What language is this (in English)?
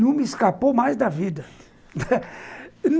Portuguese